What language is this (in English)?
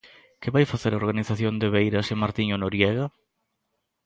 Galician